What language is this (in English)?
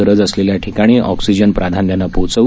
Marathi